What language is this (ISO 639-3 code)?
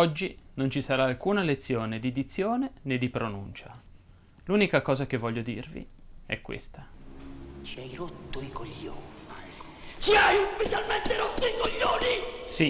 ita